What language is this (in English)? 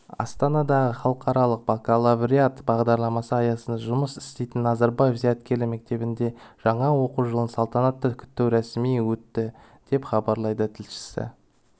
Kazakh